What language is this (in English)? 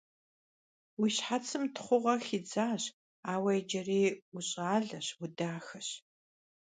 Kabardian